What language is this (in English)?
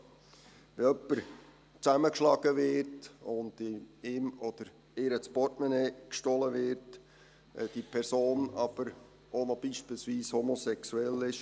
Swiss German